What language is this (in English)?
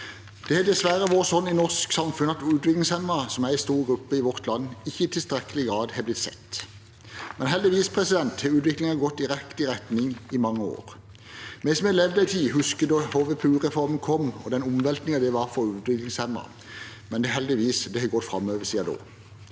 Norwegian